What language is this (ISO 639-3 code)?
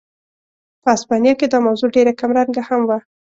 pus